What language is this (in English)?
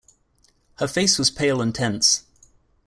English